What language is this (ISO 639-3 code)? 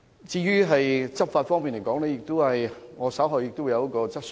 yue